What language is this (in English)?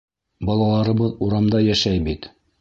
Bashkir